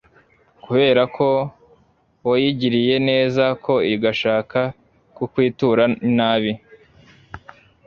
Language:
Kinyarwanda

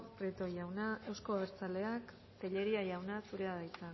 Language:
Basque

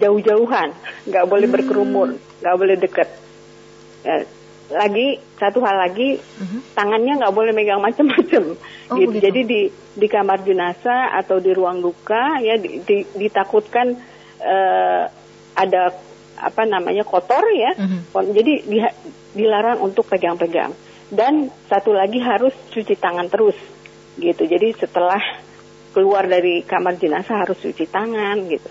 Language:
Indonesian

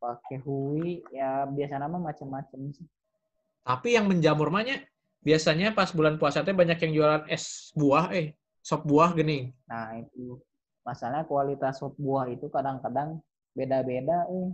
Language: Indonesian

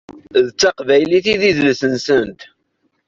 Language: Kabyle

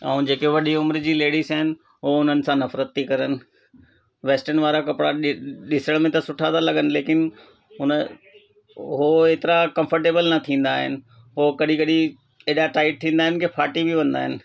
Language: Sindhi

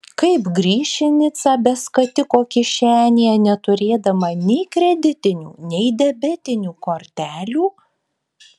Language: Lithuanian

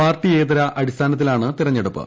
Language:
Malayalam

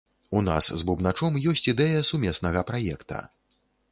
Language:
Belarusian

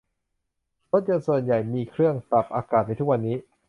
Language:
Thai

